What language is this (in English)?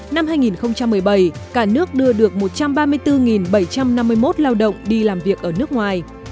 Vietnamese